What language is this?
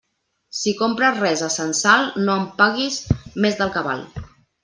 Catalan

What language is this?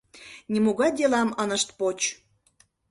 Mari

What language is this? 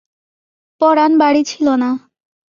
Bangla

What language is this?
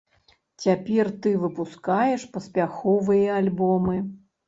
Belarusian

